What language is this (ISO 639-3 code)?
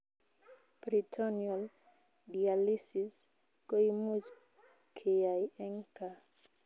kln